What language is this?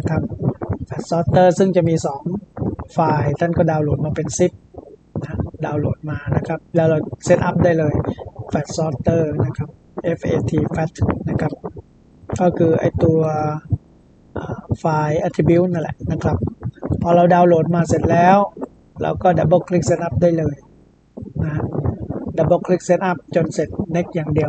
Thai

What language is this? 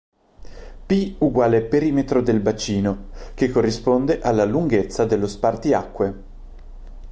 Italian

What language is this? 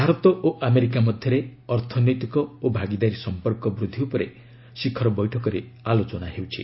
Odia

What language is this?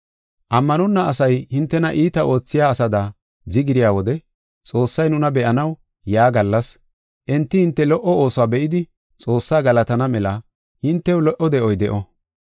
Gofa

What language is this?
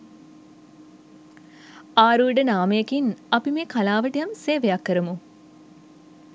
Sinhala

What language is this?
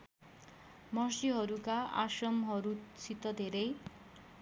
Nepali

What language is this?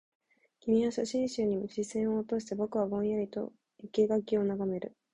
Japanese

